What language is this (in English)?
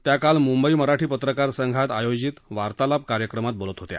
Marathi